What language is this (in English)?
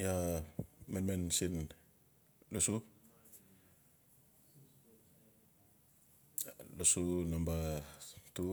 Notsi